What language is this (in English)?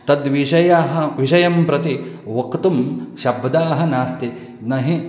Sanskrit